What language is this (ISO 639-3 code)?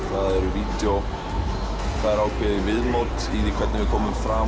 isl